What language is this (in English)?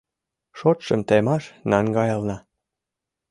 Mari